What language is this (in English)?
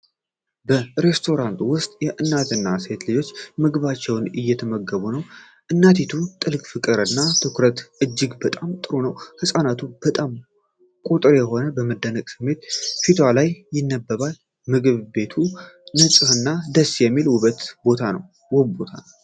Amharic